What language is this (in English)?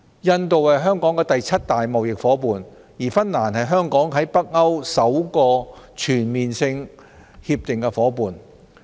Cantonese